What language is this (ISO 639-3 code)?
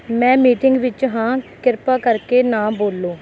pan